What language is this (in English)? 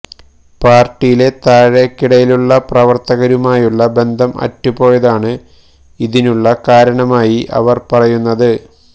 Malayalam